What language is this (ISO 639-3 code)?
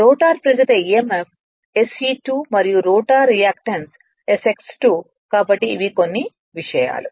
tel